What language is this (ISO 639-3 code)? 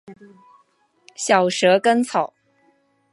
zho